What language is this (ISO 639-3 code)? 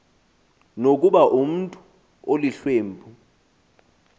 xho